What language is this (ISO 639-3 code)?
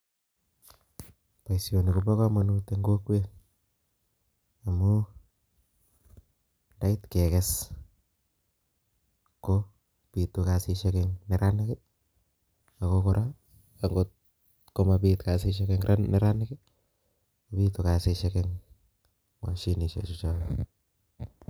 kln